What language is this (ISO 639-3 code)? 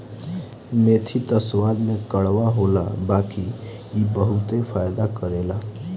bho